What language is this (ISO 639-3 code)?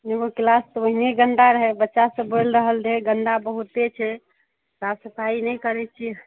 mai